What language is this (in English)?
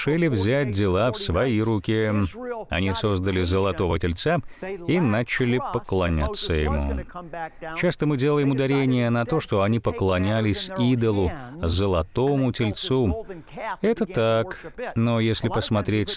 Russian